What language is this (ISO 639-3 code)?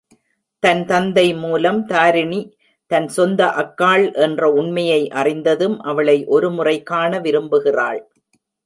tam